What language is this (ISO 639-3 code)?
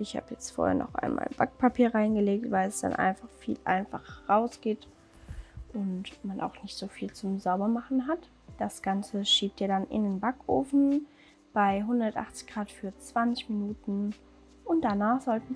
deu